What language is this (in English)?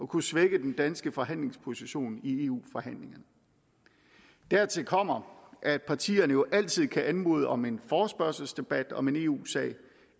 Danish